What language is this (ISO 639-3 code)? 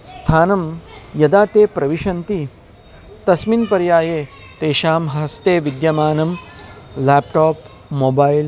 san